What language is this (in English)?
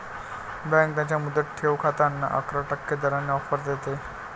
Marathi